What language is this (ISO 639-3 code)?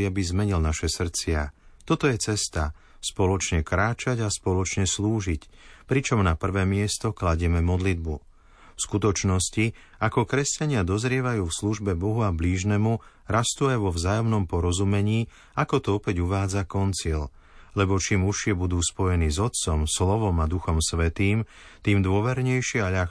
slk